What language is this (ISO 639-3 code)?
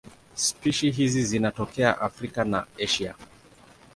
swa